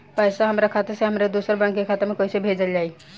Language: Bhojpuri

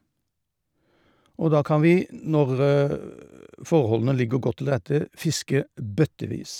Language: Norwegian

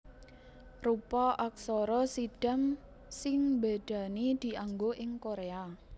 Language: Javanese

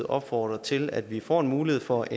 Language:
Danish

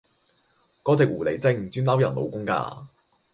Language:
Cantonese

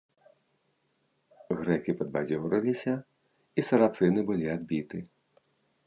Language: Belarusian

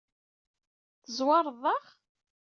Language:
Kabyle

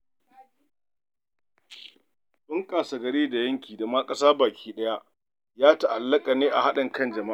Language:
Hausa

